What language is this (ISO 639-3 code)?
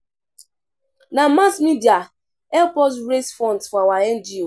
pcm